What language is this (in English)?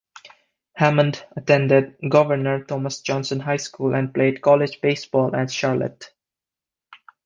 English